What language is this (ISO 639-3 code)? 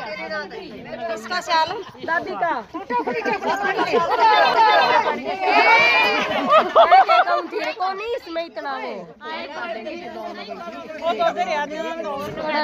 ara